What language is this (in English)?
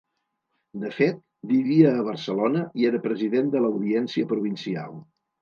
Catalan